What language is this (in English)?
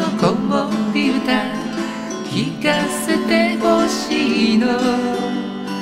Japanese